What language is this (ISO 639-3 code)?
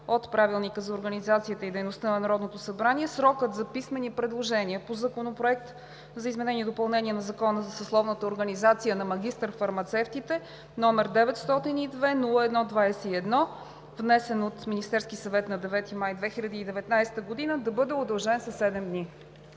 bul